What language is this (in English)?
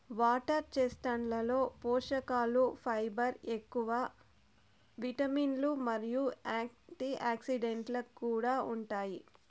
Telugu